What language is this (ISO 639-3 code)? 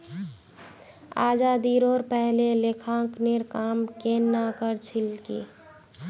mag